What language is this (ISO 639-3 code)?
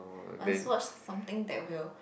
eng